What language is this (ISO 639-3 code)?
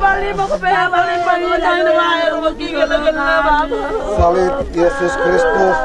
ind